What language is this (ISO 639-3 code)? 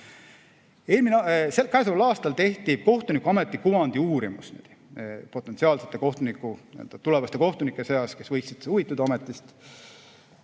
est